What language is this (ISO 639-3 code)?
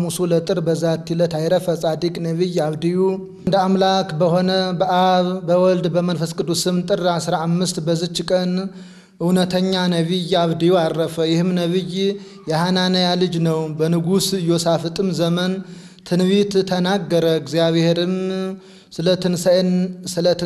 ara